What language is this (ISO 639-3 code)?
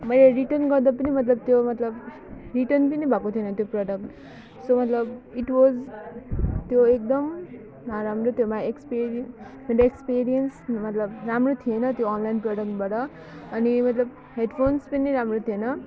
nep